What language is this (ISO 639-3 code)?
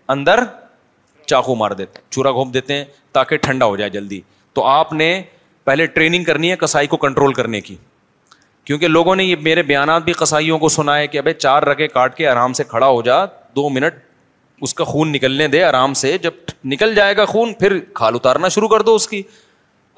urd